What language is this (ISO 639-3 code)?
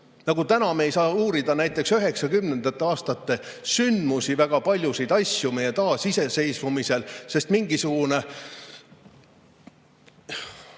est